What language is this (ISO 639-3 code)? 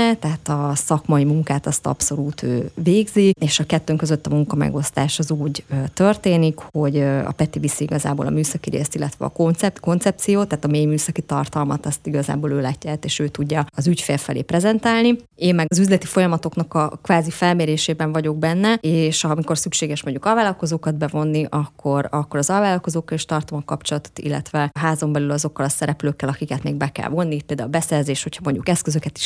hun